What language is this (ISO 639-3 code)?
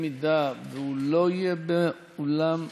heb